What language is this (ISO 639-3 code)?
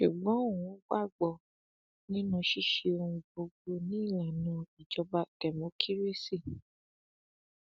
yor